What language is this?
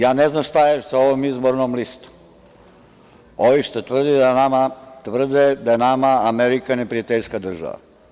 Serbian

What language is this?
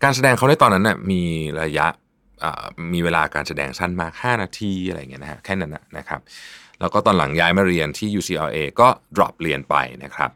Thai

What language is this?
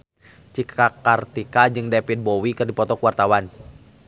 Sundanese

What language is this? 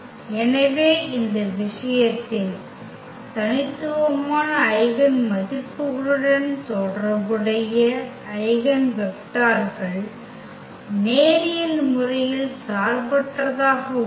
Tamil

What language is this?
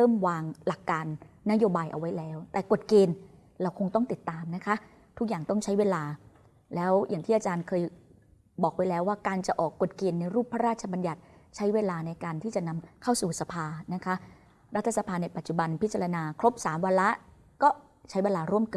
Thai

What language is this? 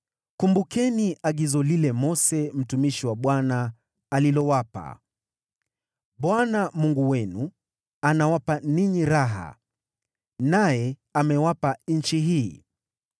Swahili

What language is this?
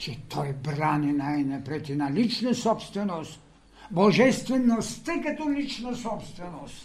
Bulgarian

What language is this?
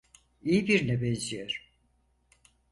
Turkish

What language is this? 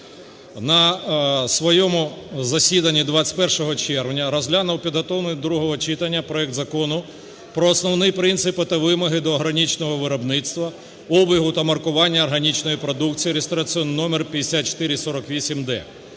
Ukrainian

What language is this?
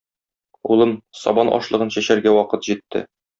Tatar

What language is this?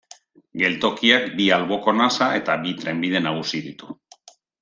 Basque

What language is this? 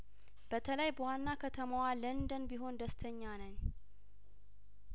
Amharic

